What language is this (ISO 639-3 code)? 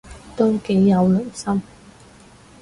yue